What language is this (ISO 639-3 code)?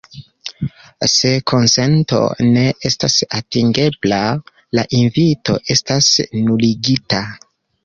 epo